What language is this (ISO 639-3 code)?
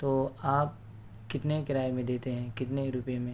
urd